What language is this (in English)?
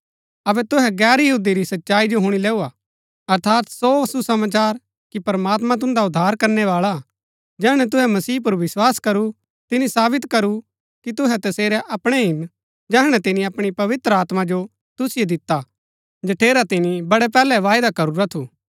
Gaddi